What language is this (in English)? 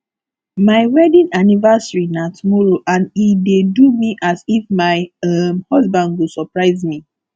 Nigerian Pidgin